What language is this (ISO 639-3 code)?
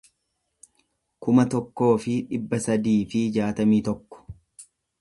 orm